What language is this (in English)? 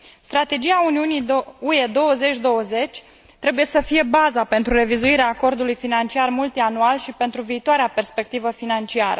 Romanian